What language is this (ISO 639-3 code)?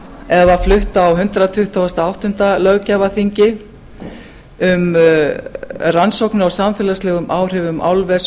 isl